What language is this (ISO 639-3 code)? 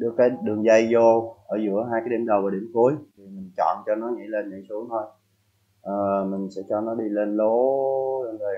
vie